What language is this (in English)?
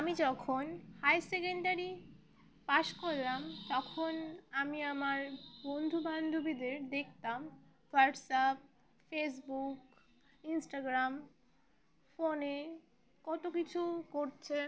Bangla